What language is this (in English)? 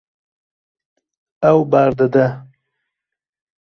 Kurdish